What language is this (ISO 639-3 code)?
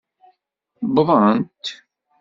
kab